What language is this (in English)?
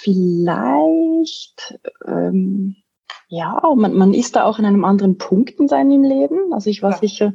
German